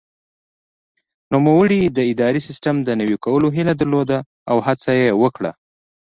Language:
Pashto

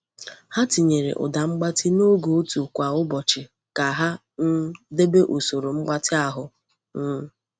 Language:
Igbo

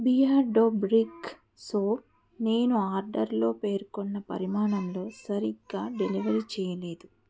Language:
Telugu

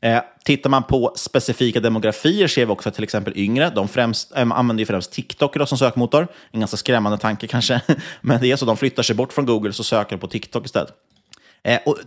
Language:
Swedish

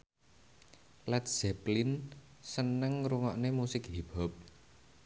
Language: Javanese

